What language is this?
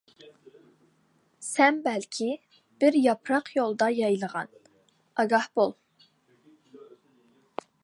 Uyghur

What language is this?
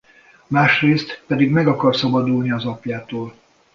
Hungarian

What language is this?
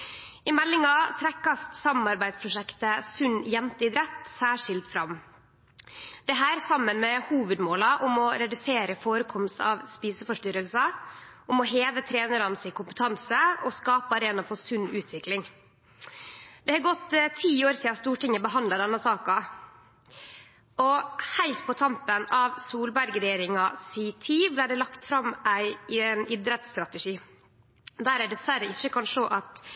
Norwegian Nynorsk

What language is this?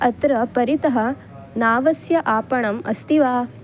Sanskrit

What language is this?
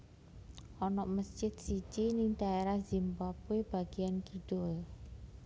Javanese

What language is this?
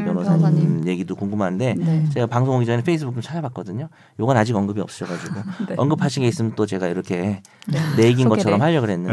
Korean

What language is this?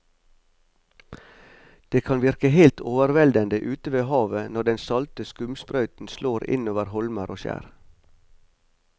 Norwegian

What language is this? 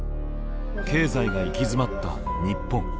Japanese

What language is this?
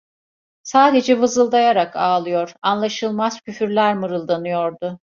Turkish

